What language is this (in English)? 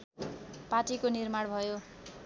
Nepali